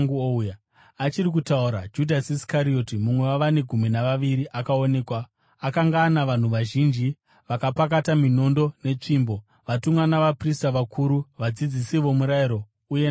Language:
Shona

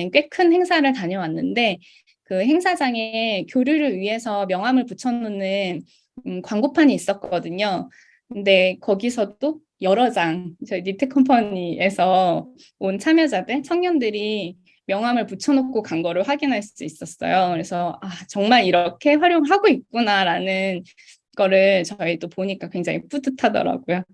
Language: Korean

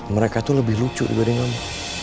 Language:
Indonesian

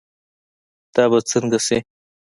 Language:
Pashto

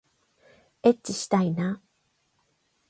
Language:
Japanese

